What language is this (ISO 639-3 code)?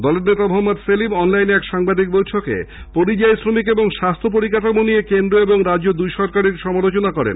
ben